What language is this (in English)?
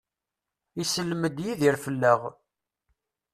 Kabyle